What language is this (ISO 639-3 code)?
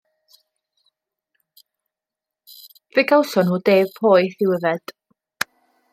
cym